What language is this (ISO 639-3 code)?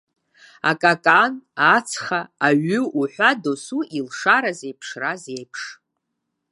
abk